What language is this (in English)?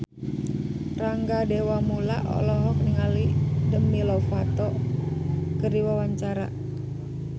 Sundanese